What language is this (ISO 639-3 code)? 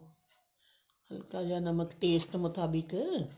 pan